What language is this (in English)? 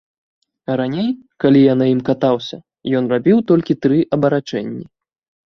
Belarusian